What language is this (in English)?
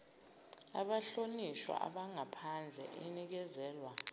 Zulu